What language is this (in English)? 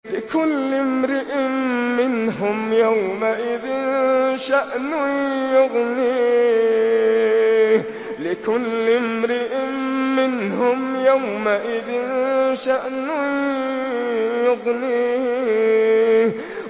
Arabic